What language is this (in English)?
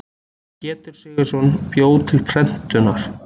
Icelandic